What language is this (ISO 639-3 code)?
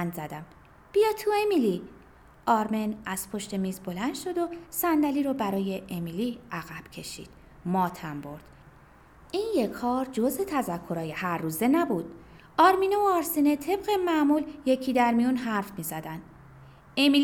fas